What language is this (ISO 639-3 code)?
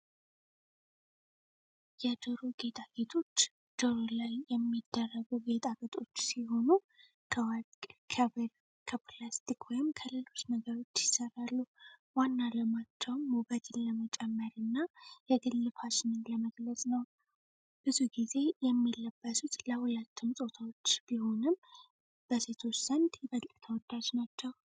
amh